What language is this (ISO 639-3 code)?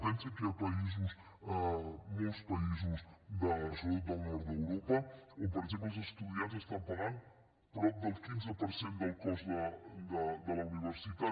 cat